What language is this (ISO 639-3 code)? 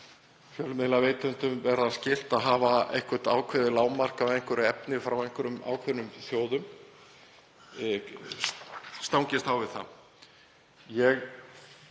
isl